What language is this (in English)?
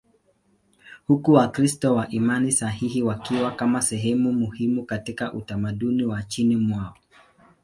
Swahili